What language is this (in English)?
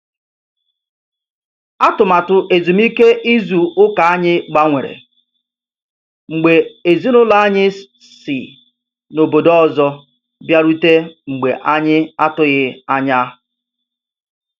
Igbo